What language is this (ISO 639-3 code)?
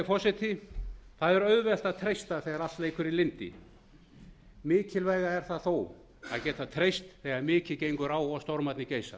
isl